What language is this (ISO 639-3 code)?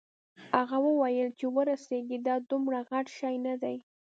pus